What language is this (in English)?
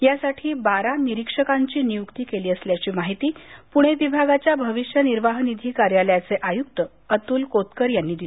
Marathi